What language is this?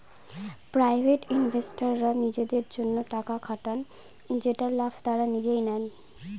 Bangla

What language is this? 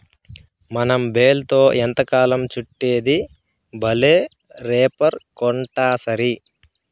Telugu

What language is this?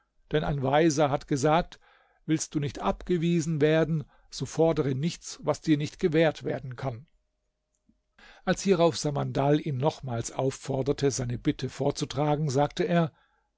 German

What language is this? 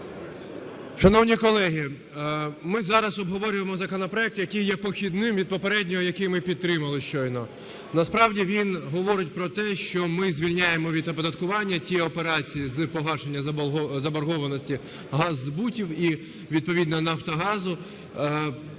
Ukrainian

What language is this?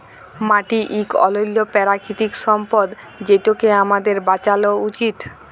Bangla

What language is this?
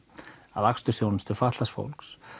Icelandic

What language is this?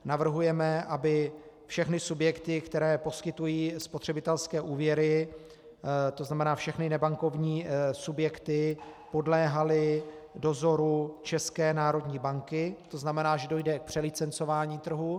Czech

